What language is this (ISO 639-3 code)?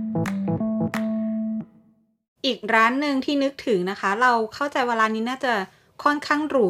tha